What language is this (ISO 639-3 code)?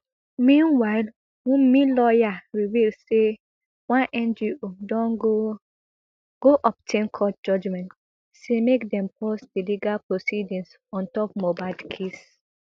pcm